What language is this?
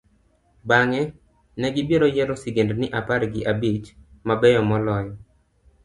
Luo (Kenya and Tanzania)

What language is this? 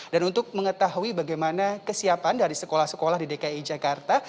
Indonesian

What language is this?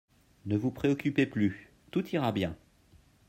French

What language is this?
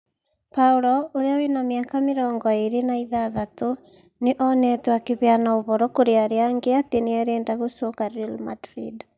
Kikuyu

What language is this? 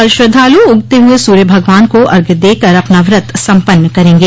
Hindi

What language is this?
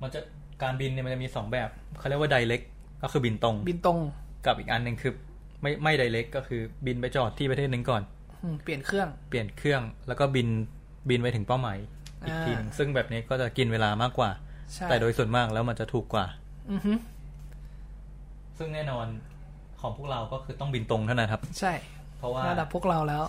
Thai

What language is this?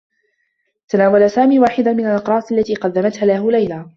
Arabic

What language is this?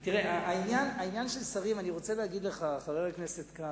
Hebrew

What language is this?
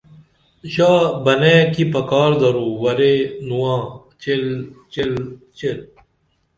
Dameli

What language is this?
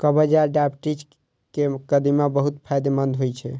Maithili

